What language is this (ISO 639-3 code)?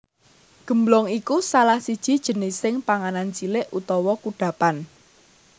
jav